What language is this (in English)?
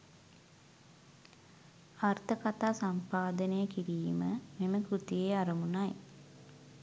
Sinhala